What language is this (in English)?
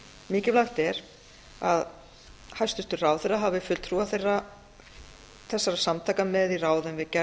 Icelandic